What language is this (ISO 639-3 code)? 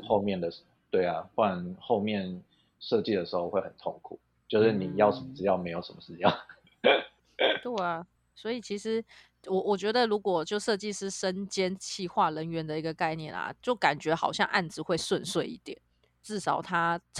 zho